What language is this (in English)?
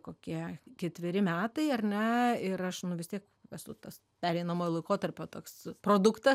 Lithuanian